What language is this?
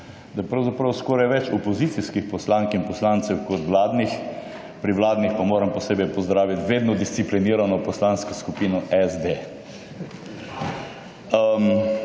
Slovenian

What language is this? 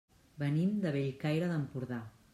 Catalan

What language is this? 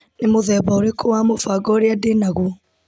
Kikuyu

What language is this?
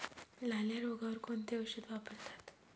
Marathi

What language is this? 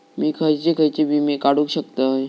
Marathi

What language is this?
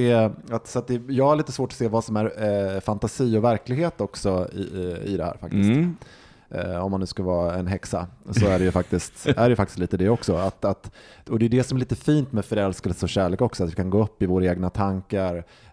Swedish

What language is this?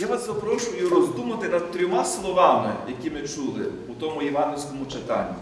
Ukrainian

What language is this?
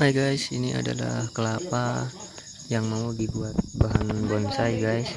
Indonesian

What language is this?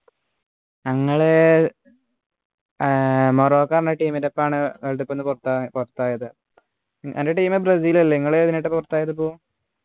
Malayalam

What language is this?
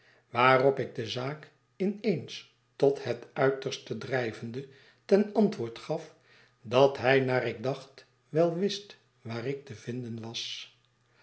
Dutch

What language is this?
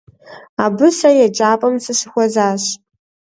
Kabardian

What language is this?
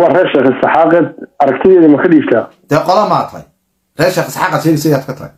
Arabic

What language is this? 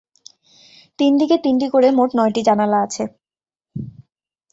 Bangla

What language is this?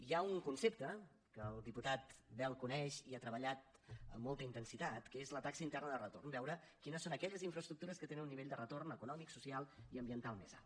Catalan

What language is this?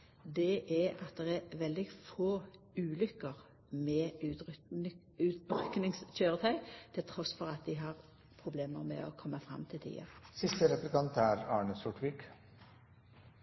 Norwegian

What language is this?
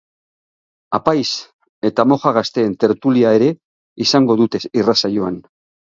Basque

